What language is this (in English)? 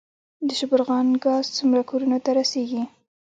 Pashto